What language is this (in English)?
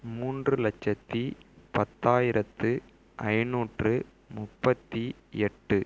Tamil